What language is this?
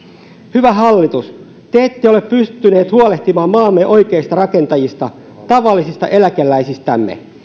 Finnish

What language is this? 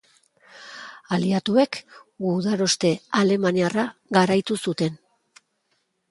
Basque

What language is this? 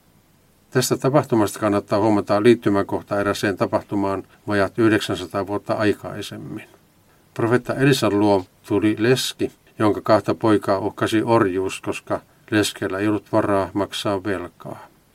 Finnish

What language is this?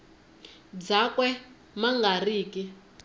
Tsonga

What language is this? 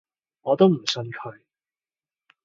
Cantonese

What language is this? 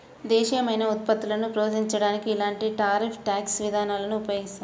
Telugu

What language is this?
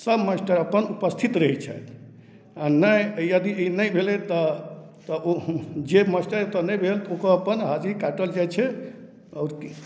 Maithili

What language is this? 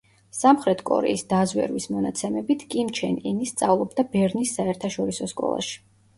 Georgian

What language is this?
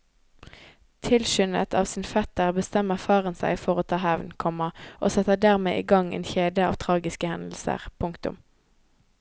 Norwegian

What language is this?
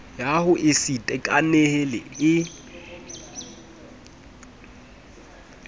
Southern Sotho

